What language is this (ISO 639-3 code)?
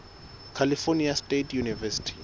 sot